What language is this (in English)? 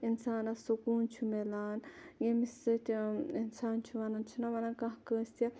Kashmiri